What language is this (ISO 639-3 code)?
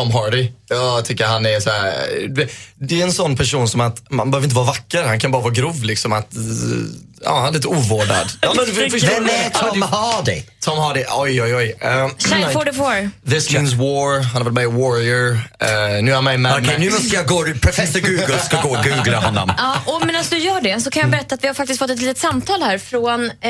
swe